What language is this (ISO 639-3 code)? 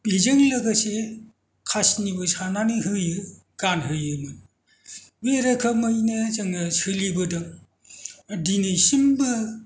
brx